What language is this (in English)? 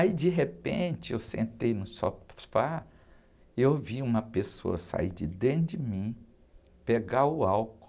Portuguese